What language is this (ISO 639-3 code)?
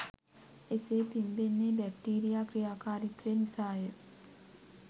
sin